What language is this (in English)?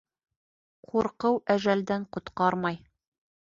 Bashkir